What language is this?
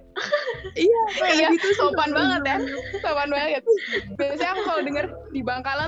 Indonesian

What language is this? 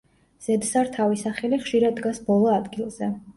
Georgian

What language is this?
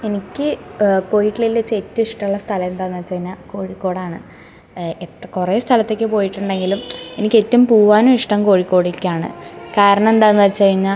Malayalam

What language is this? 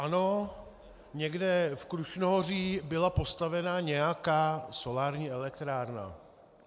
Czech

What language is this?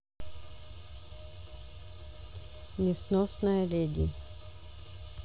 Russian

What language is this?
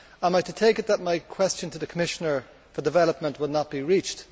English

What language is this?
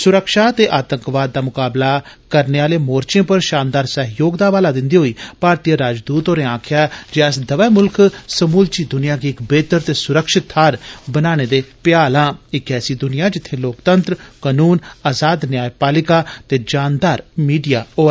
Dogri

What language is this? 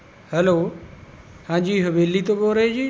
Punjabi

